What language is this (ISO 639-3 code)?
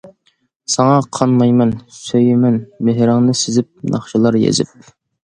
uig